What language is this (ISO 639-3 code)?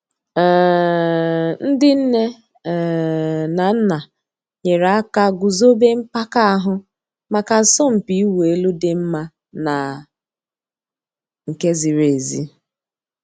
ibo